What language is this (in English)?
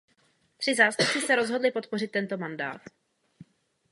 Czech